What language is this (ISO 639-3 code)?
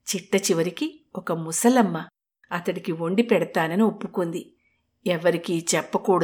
tel